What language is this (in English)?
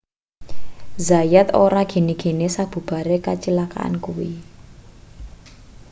Javanese